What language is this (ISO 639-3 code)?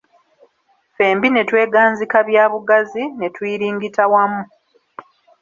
lug